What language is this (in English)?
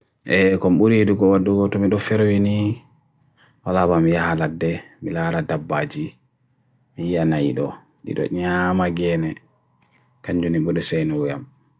Bagirmi Fulfulde